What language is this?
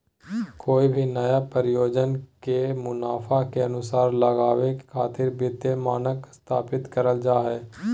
Magahi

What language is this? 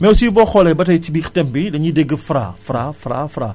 Wolof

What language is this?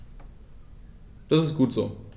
German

